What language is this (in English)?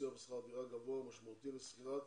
Hebrew